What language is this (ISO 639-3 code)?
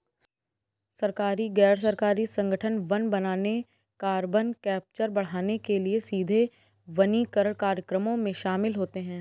hin